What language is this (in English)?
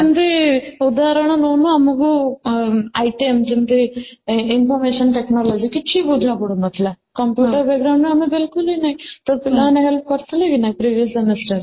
Odia